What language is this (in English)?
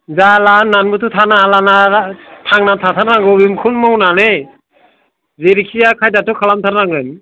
Bodo